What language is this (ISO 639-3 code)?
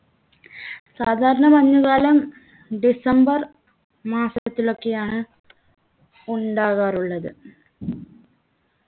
mal